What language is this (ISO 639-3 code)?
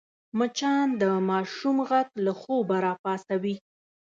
pus